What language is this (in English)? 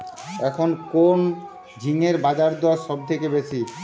Bangla